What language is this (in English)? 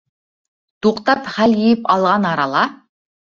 Bashkir